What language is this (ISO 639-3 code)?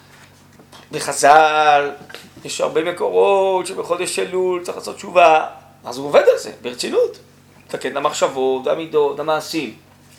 heb